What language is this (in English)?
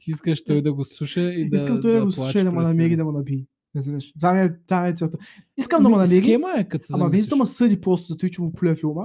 Bulgarian